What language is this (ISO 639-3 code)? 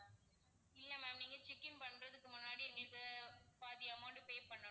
tam